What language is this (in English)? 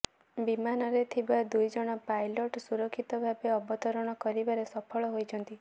Odia